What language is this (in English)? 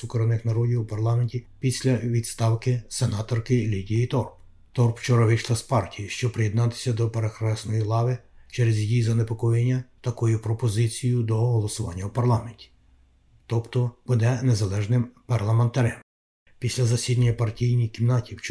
Ukrainian